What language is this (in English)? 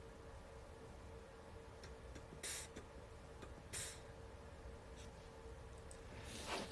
Korean